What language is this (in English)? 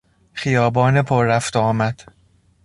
Persian